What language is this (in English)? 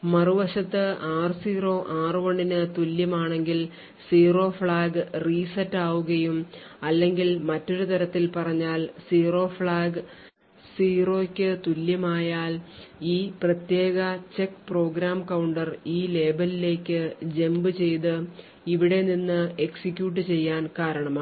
Malayalam